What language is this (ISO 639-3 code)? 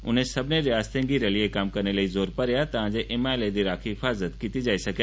doi